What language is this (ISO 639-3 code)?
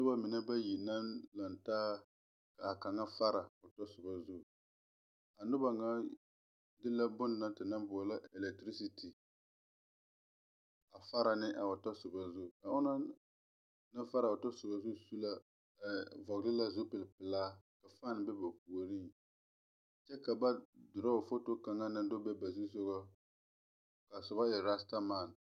dga